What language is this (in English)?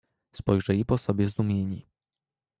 Polish